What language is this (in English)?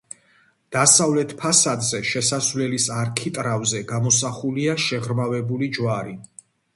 Georgian